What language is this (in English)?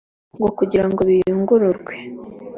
Kinyarwanda